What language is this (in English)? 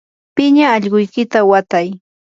Yanahuanca Pasco Quechua